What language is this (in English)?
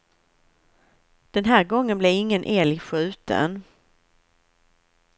Swedish